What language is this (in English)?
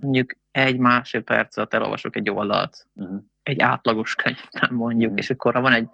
Hungarian